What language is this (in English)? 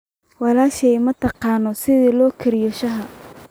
Somali